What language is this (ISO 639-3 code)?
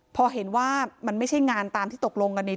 tha